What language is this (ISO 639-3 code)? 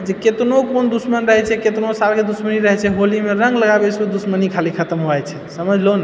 mai